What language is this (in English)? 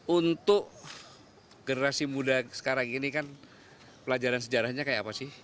Indonesian